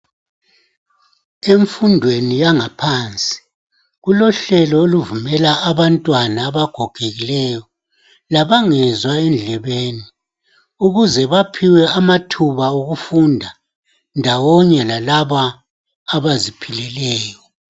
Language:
North Ndebele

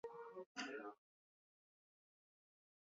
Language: Chinese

